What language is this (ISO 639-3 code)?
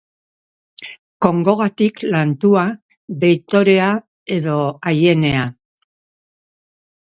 eus